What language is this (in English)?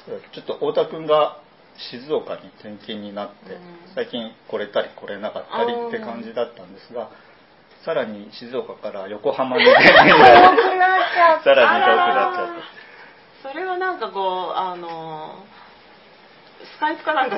Japanese